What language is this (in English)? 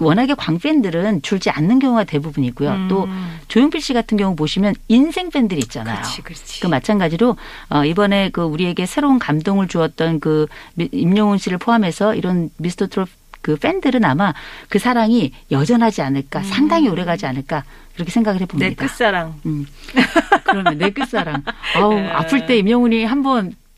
Korean